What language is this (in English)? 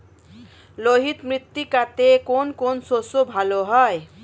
Bangla